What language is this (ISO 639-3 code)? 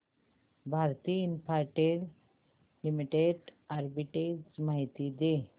mar